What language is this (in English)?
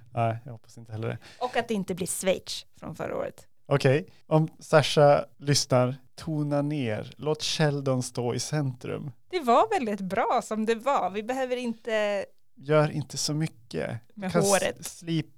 Swedish